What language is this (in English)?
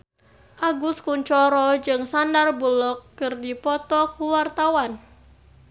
Sundanese